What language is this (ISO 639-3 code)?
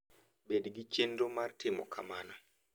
luo